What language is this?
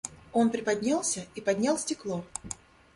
Russian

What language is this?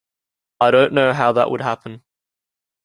English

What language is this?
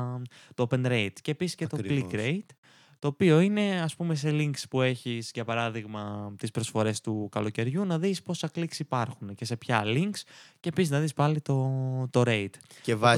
Greek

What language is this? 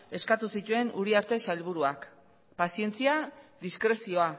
Basque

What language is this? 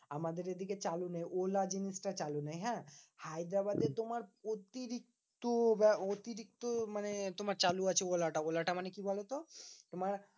Bangla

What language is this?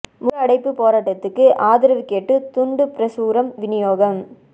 Tamil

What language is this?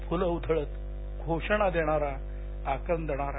Marathi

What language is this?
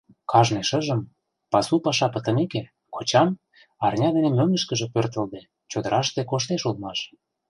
Mari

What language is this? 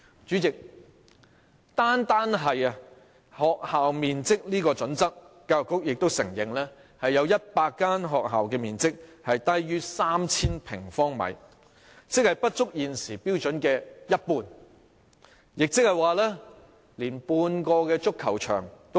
Cantonese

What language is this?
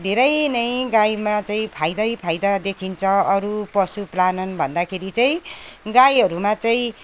Nepali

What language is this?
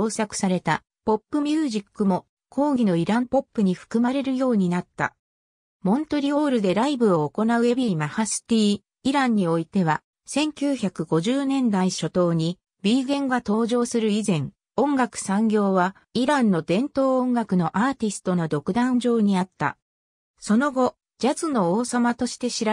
Japanese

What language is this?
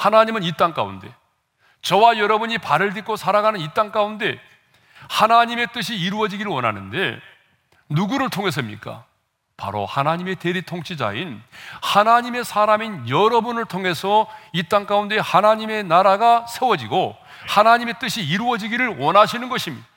Korean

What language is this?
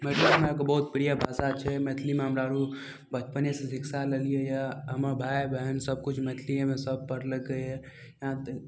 Maithili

